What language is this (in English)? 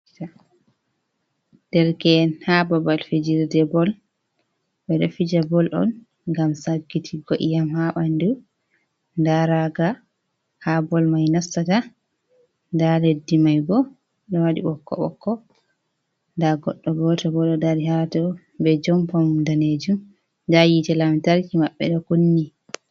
Fula